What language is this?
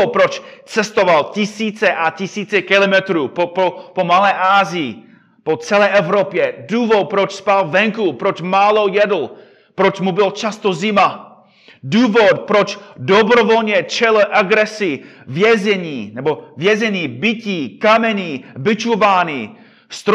Czech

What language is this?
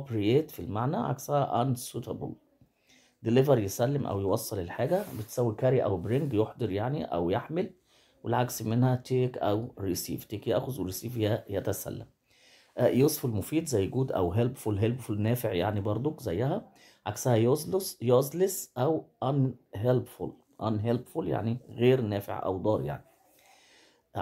Arabic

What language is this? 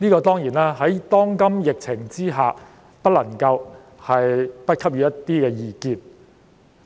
Cantonese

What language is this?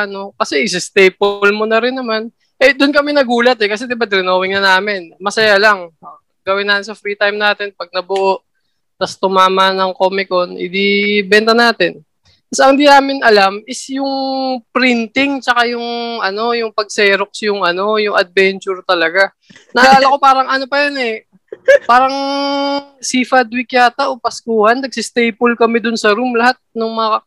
Filipino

